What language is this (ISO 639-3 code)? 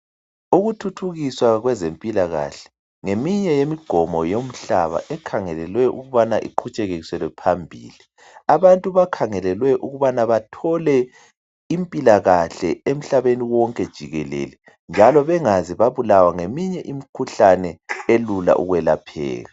nde